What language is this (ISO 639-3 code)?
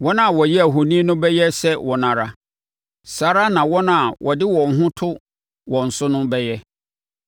aka